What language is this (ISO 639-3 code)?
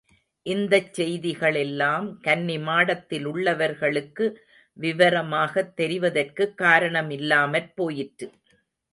tam